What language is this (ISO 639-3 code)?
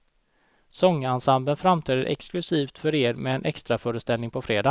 swe